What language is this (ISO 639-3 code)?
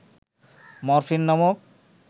ben